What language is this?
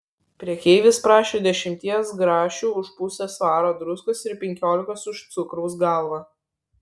Lithuanian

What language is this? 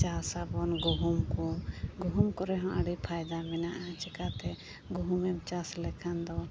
Santali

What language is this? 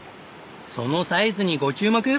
Japanese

